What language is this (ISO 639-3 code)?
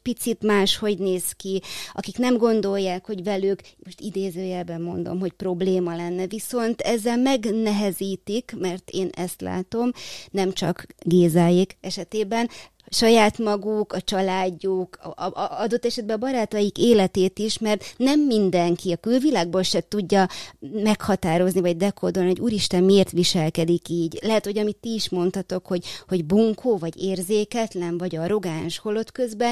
hun